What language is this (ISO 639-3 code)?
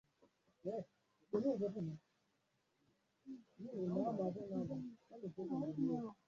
swa